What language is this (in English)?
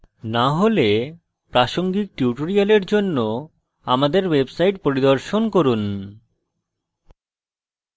Bangla